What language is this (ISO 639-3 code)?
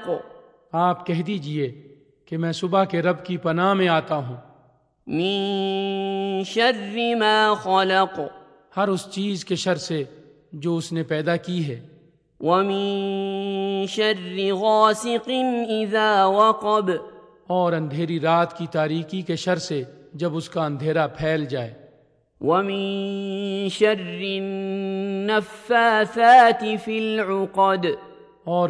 urd